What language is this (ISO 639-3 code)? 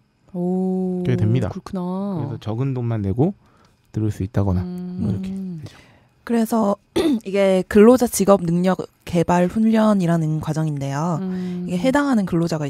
kor